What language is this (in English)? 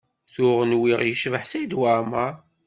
Kabyle